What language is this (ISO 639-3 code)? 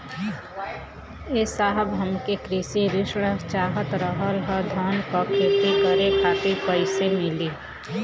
bho